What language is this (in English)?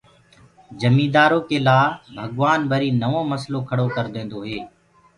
Gurgula